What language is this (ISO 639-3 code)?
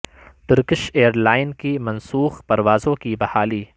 urd